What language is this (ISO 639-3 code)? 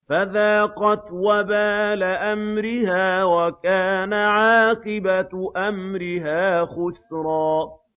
ara